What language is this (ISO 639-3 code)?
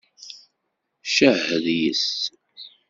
kab